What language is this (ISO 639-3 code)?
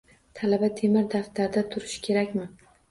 uzb